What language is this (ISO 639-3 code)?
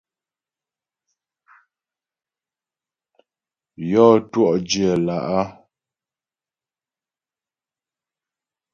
bbj